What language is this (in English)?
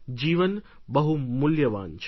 Gujarati